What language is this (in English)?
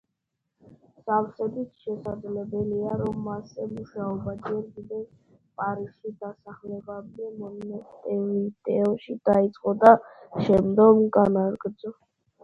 Georgian